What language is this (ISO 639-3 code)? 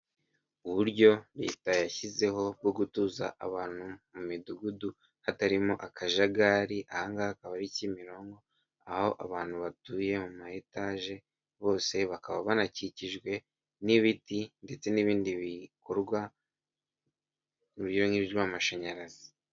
kin